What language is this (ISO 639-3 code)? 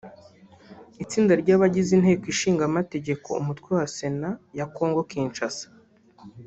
kin